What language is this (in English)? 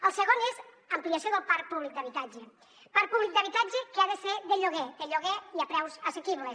Catalan